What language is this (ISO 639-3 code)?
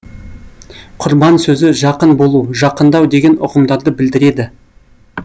kaz